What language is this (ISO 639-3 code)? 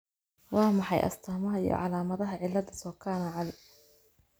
som